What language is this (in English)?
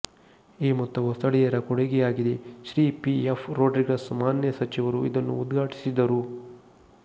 Kannada